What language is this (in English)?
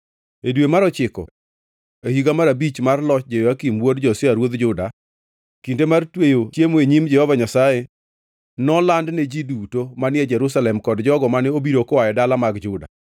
Luo (Kenya and Tanzania)